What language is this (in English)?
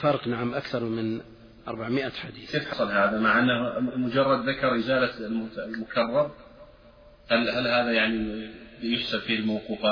Arabic